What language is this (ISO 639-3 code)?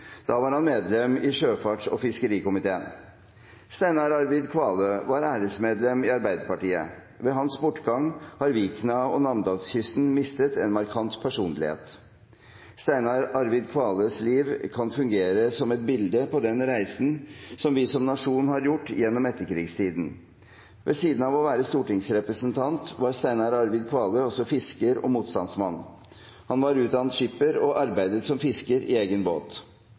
nob